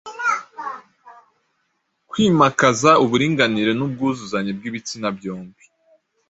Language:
Kinyarwanda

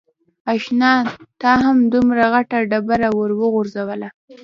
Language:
Pashto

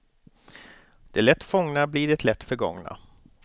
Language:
Swedish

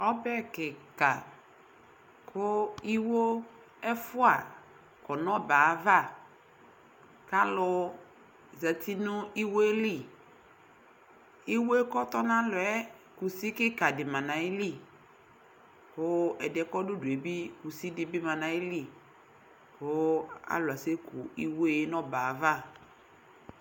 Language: Ikposo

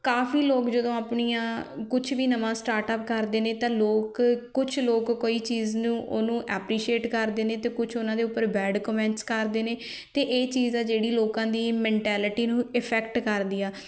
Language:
Punjabi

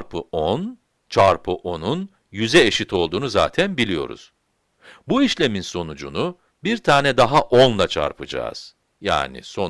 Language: Turkish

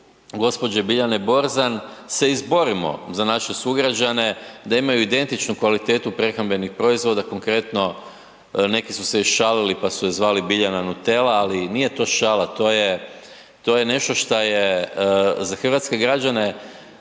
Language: Croatian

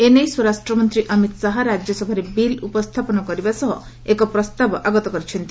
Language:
Odia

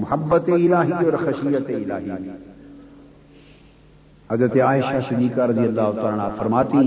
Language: Urdu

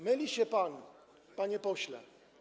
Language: Polish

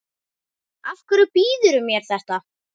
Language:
Icelandic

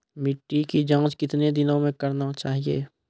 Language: Maithili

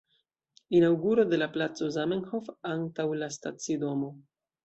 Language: Esperanto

